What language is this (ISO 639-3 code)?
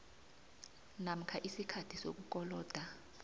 nbl